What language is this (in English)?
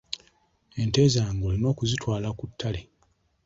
Ganda